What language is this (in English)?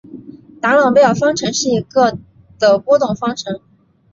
Chinese